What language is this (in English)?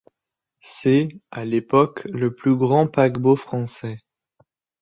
French